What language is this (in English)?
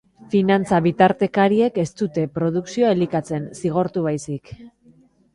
Basque